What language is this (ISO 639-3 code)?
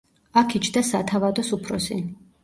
kat